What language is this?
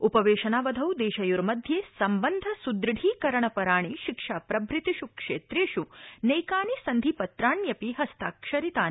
Sanskrit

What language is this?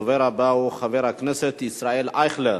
Hebrew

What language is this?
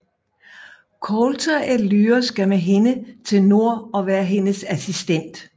Danish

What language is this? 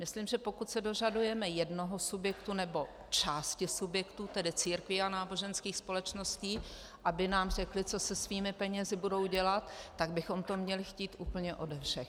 Czech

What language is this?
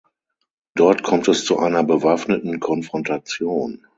German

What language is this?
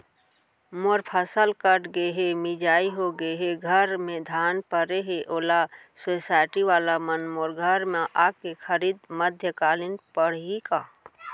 Chhattisgarhi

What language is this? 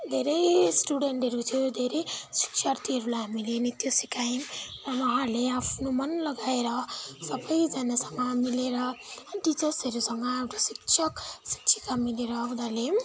Nepali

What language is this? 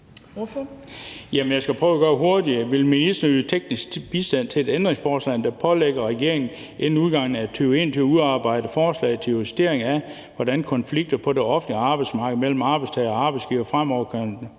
Danish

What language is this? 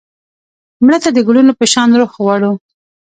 Pashto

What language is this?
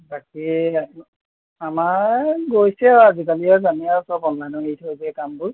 Assamese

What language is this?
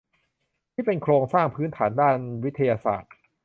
Thai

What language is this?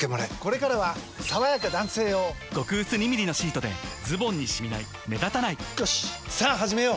Japanese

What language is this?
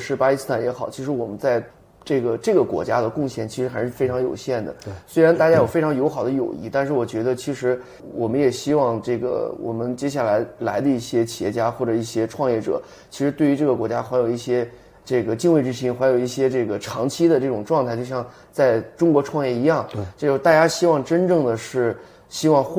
Chinese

